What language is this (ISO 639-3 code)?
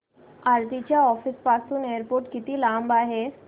mar